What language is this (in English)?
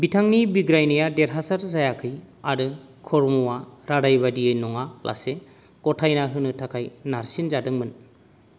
Bodo